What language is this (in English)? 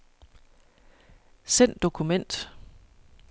Danish